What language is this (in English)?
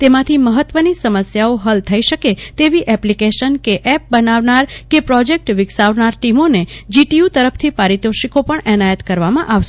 Gujarati